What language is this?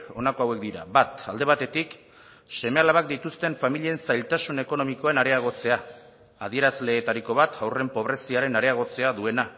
Basque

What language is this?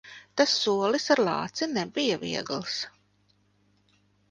Latvian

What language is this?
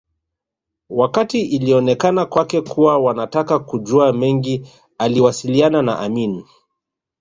Swahili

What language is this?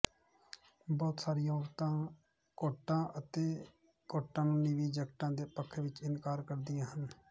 Punjabi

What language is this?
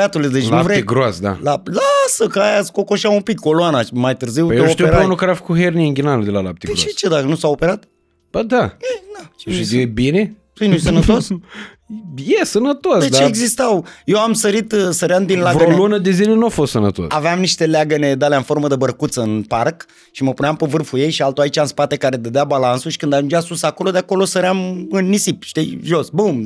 Romanian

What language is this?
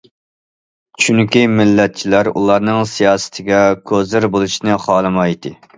Uyghur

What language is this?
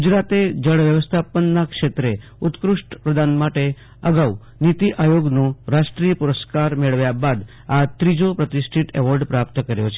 Gujarati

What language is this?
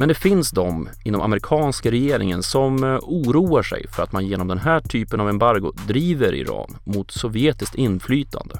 Swedish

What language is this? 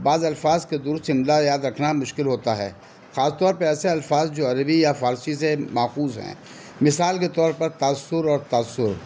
Urdu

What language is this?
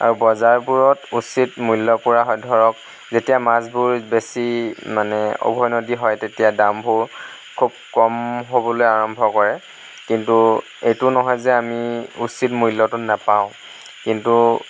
Assamese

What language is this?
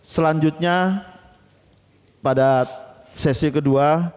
Indonesian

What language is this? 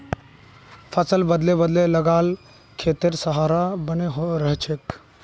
Magahi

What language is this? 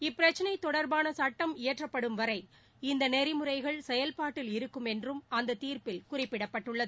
Tamil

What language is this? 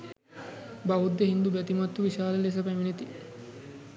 Sinhala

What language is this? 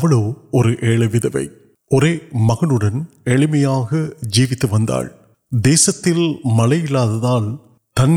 Urdu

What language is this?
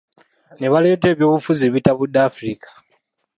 Ganda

